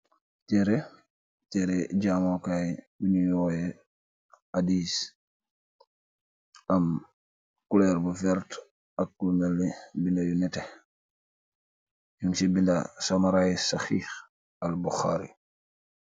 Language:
Wolof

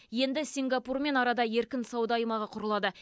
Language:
Kazakh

